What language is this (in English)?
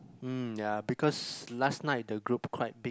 English